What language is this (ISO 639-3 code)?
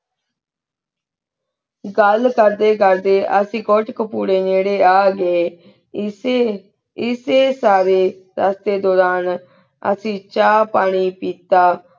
pan